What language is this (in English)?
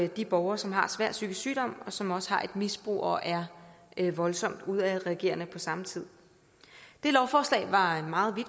Danish